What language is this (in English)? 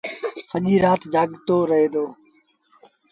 Sindhi Bhil